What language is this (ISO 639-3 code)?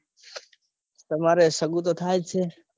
guj